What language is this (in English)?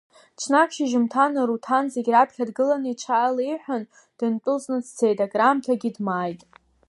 Abkhazian